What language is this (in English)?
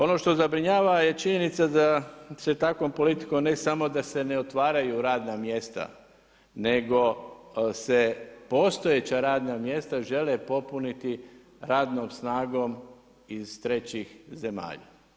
Croatian